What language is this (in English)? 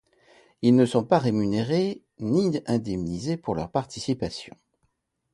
French